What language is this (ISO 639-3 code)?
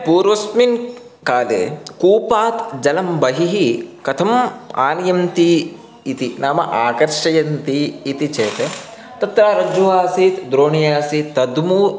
san